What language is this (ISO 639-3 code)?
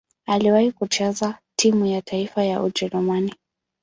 swa